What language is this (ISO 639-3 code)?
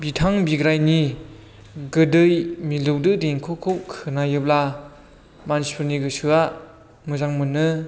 brx